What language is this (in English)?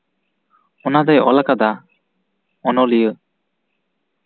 Santali